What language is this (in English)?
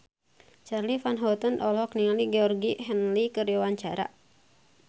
Sundanese